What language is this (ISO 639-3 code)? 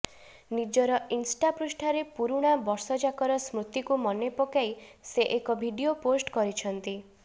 ori